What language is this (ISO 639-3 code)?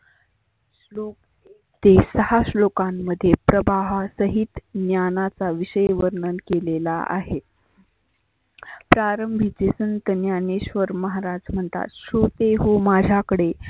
mar